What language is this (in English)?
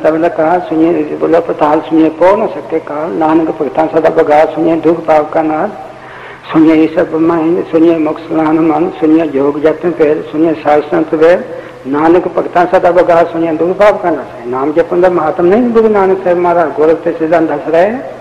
Punjabi